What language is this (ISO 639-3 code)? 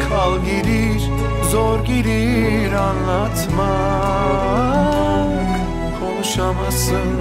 tur